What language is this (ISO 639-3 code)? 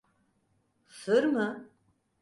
tur